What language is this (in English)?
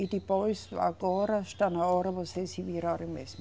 Portuguese